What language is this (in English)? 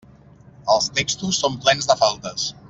Catalan